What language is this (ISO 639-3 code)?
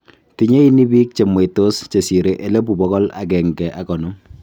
kln